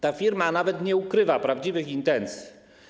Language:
Polish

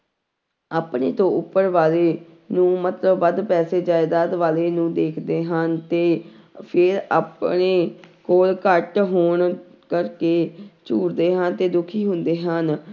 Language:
Punjabi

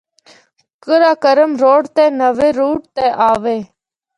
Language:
Northern Hindko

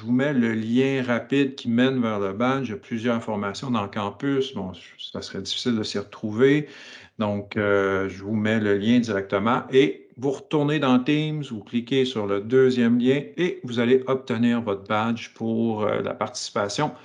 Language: French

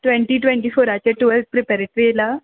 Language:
Konkani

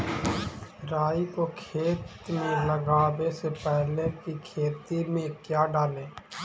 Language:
Magahi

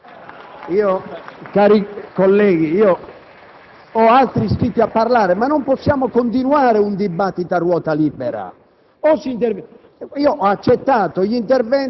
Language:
Italian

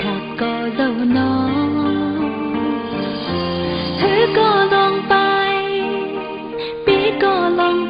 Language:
Vietnamese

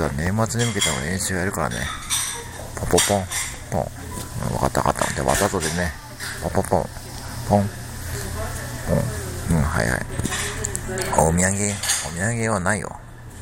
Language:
Japanese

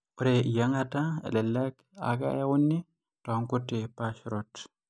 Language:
Masai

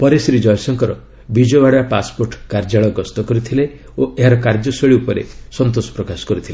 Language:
Odia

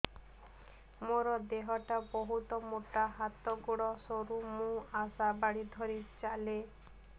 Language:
Odia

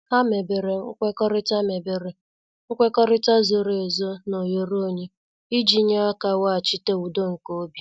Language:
Igbo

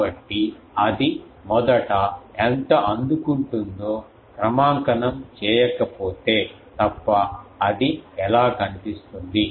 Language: Telugu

